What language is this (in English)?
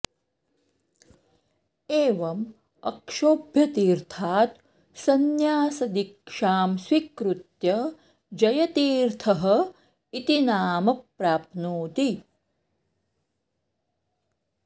Sanskrit